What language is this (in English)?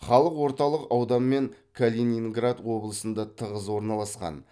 Kazakh